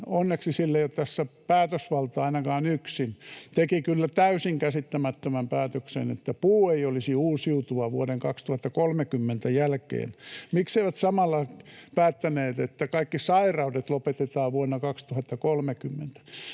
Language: Finnish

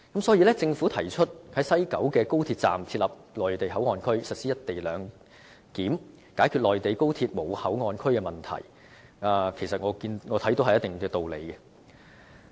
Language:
Cantonese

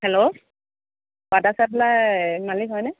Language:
Assamese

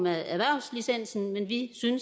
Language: Danish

